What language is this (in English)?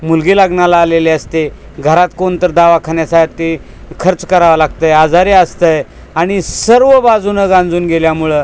Marathi